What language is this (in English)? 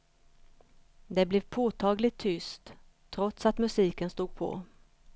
Swedish